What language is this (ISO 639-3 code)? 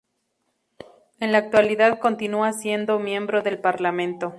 spa